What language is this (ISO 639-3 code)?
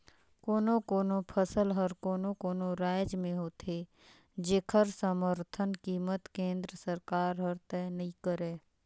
hne